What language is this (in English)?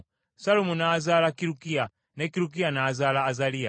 Ganda